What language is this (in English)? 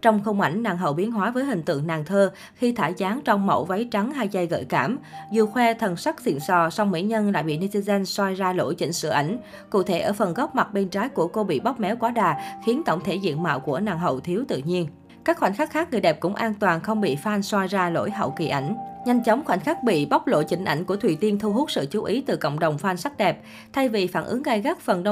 Vietnamese